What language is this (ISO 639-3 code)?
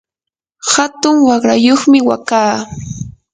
qur